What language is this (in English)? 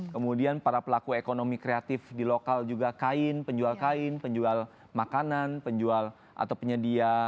Indonesian